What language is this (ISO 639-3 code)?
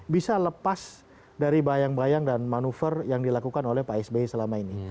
ind